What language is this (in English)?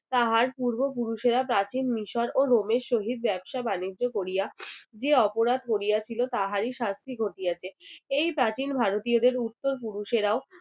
Bangla